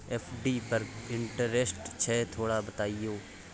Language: Maithili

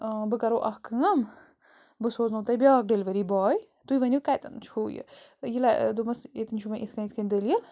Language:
Kashmiri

